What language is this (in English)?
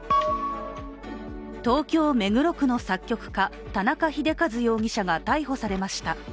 Japanese